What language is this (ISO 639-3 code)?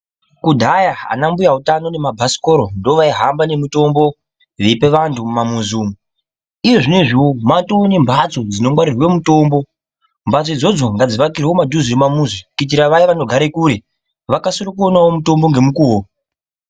ndc